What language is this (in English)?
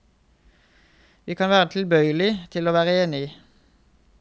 Norwegian